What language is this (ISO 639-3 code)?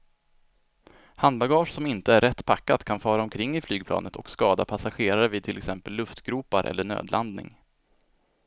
swe